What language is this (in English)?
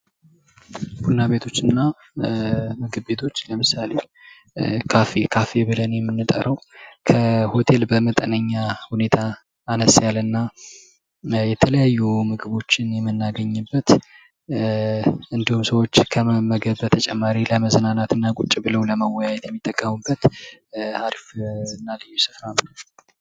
Amharic